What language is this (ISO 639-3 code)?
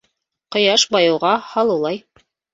bak